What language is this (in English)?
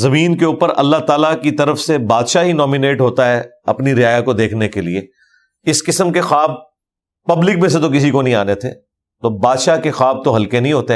Urdu